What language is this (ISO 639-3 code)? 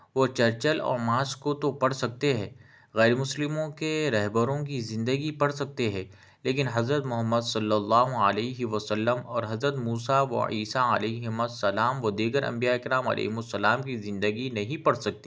urd